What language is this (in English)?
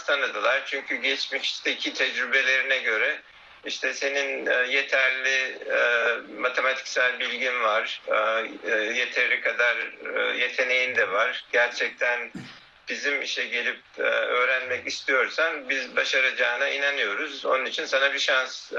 Turkish